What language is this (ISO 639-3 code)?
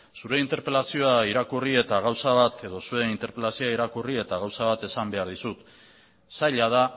eus